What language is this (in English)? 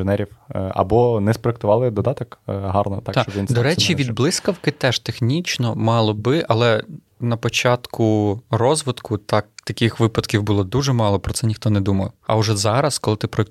Ukrainian